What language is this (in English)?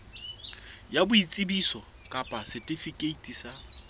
Southern Sotho